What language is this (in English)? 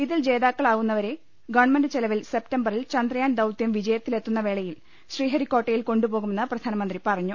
Malayalam